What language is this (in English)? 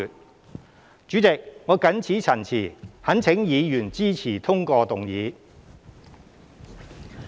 Cantonese